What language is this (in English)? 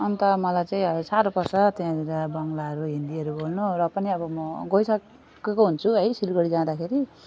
Nepali